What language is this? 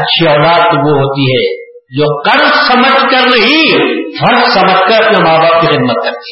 Urdu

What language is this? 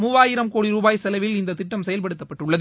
Tamil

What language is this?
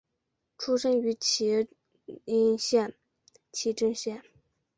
Chinese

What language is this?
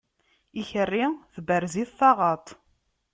Kabyle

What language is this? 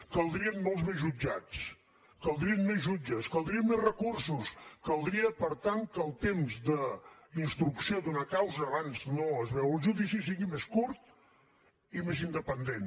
Catalan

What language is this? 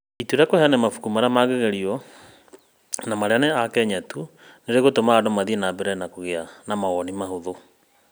Kikuyu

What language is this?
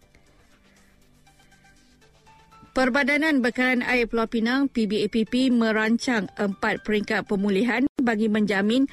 Malay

